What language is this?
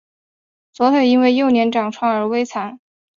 Chinese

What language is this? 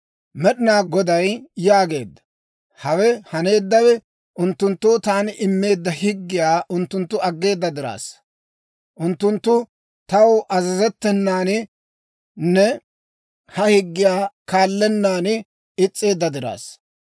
Dawro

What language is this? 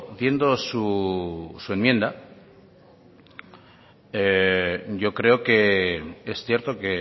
Spanish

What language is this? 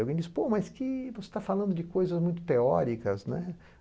Portuguese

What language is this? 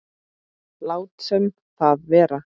Icelandic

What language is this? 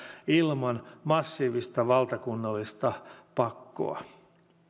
Finnish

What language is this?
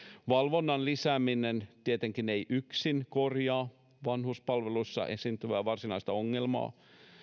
Finnish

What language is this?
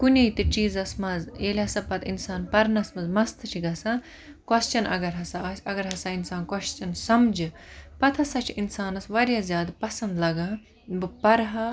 Kashmiri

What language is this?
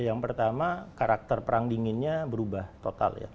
Indonesian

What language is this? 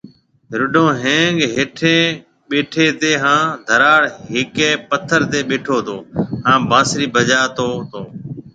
Marwari (Pakistan)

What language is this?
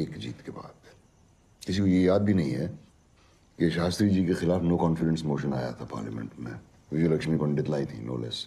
Hindi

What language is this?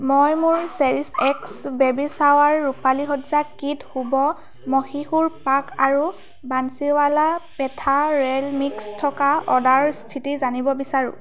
Assamese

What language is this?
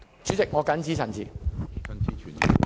Cantonese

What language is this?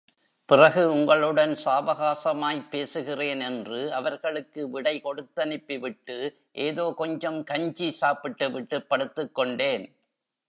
Tamil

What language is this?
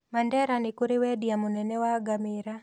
Kikuyu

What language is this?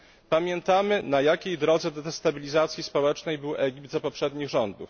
Polish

